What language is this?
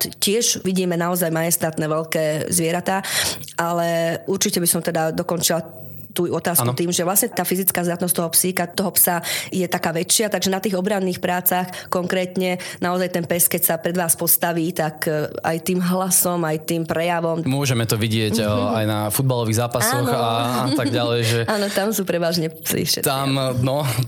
Slovak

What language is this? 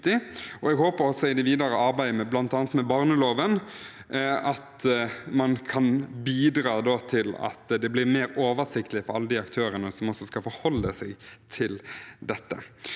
Norwegian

